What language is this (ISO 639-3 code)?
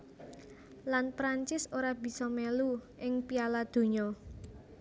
jav